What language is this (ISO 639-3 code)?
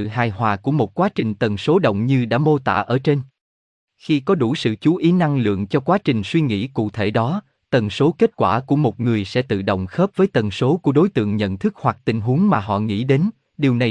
vie